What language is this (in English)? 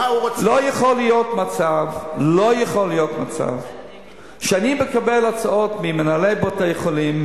Hebrew